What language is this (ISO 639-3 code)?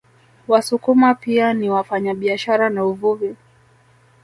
swa